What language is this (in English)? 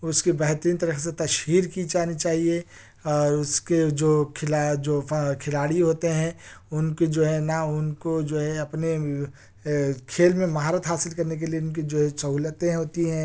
Urdu